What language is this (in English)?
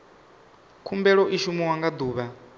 Venda